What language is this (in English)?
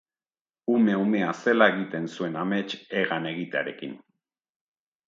Basque